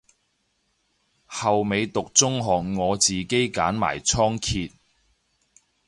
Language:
Cantonese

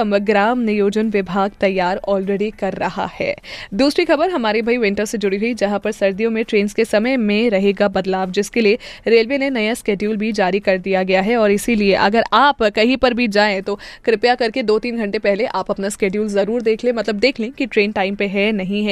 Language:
Hindi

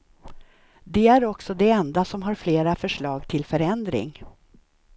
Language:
Swedish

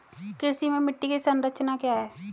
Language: Hindi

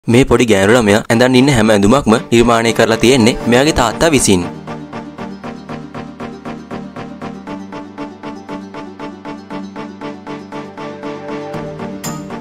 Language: Thai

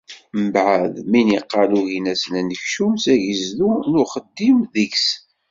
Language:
Kabyle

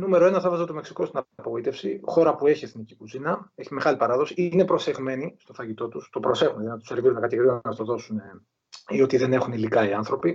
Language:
Greek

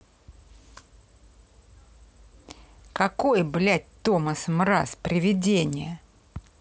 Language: Russian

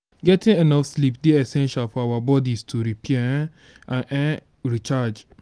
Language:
Nigerian Pidgin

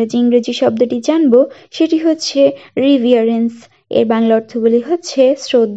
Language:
Bangla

